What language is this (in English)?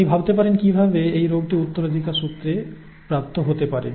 Bangla